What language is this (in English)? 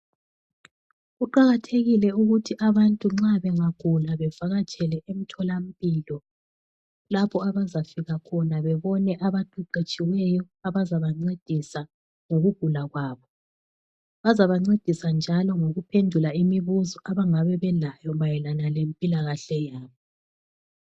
North Ndebele